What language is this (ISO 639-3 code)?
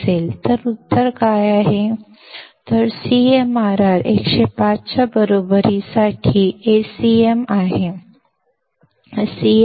kan